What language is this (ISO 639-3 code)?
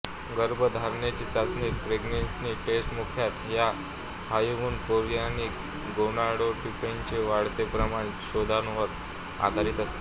mar